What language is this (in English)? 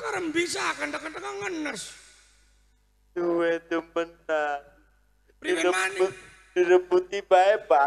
Indonesian